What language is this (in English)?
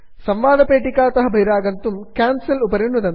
Sanskrit